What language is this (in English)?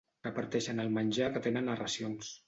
Catalan